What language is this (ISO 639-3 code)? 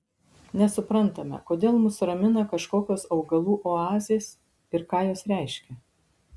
lit